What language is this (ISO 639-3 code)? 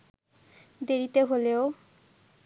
ben